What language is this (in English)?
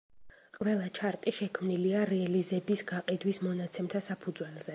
Georgian